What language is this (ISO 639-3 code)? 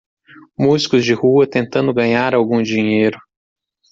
por